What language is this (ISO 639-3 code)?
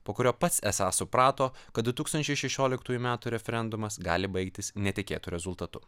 lit